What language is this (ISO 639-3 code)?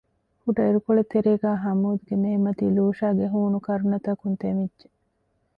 div